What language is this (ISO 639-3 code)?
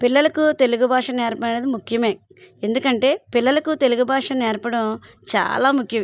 tel